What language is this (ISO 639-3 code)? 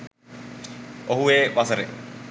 sin